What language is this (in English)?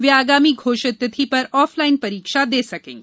Hindi